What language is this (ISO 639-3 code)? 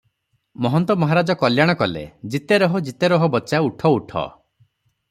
ori